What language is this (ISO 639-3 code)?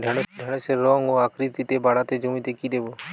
ben